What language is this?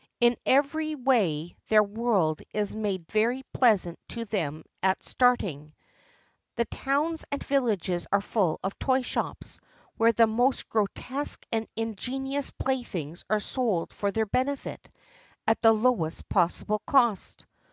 English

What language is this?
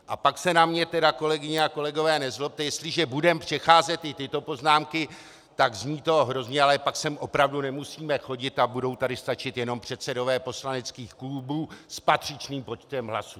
Czech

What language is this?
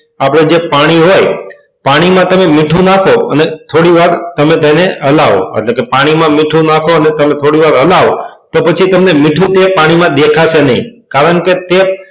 Gujarati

